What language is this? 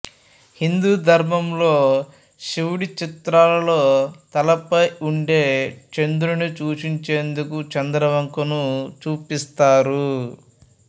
Telugu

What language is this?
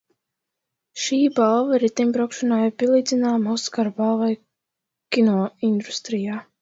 Latvian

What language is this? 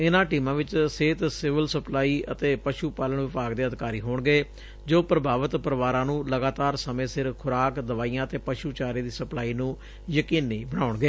Punjabi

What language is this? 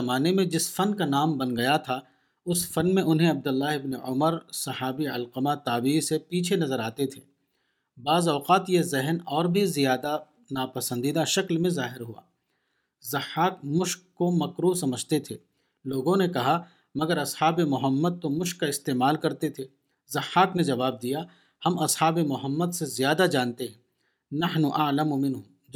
Urdu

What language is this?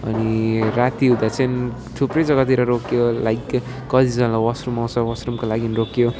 Nepali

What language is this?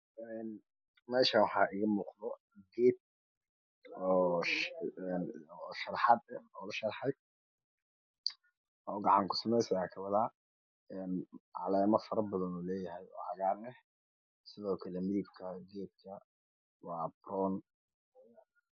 Somali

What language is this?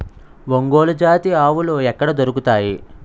Telugu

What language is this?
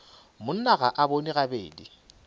Northern Sotho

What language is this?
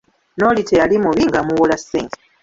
Ganda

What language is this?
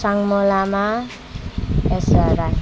Nepali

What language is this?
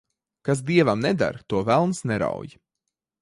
Latvian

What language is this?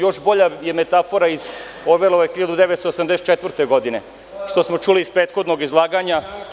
Serbian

